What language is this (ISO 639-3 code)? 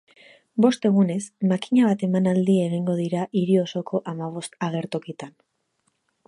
eus